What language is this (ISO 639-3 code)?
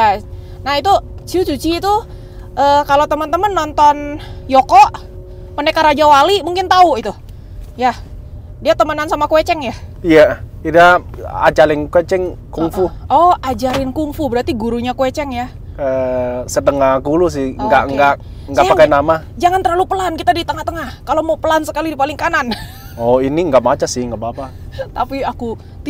ind